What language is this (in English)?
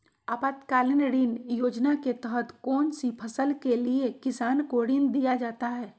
Magahi